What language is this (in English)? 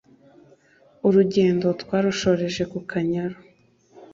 Kinyarwanda